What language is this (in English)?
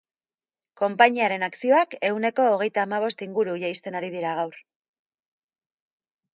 Basque